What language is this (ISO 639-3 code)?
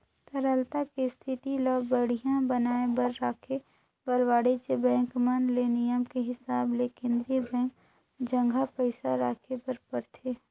hne